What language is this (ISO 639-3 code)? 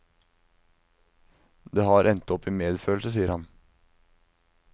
nor